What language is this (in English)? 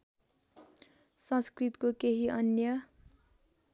Nepali